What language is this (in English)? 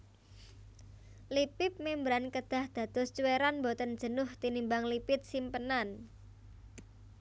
Javanese